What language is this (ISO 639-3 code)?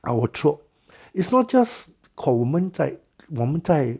eng